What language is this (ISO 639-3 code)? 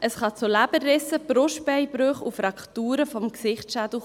gsw